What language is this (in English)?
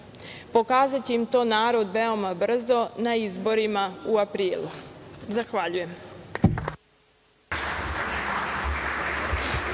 Serbian